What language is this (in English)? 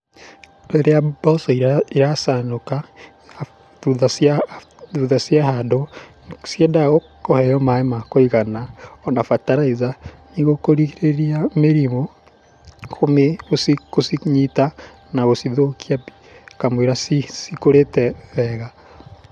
Kikuyu